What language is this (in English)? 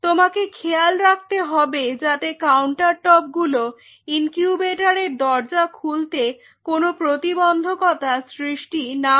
Bangla